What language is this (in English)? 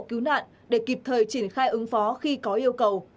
Vietnamese